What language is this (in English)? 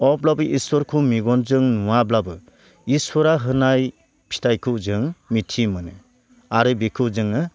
Bodo